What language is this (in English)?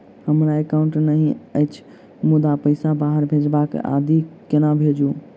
Maithili